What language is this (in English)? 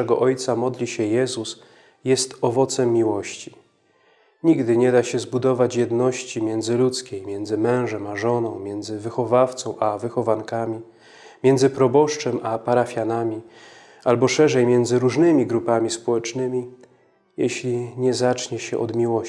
Polish